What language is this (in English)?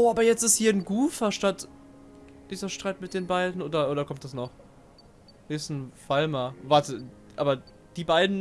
German